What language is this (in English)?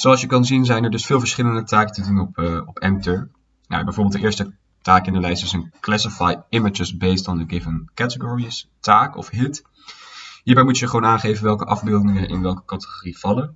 Dutch